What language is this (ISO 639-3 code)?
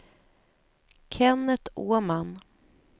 swe